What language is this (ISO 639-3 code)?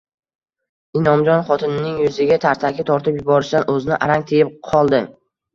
uzb